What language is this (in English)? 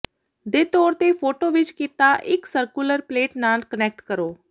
Punjabi